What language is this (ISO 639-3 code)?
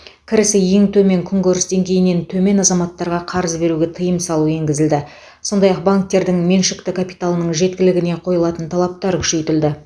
kaz